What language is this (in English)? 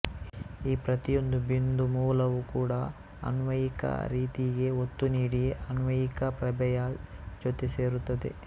Kannada